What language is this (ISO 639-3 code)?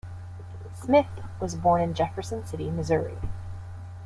eng